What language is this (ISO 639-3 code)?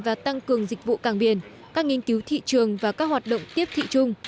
vie